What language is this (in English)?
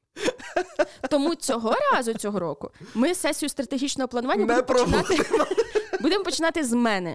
Ukrainian